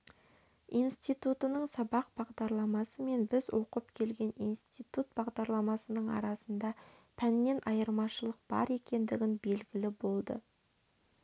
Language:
Kazakh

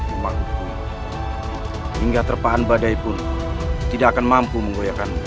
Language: Indonesian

